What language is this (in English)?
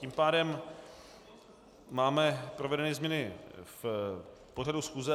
Czech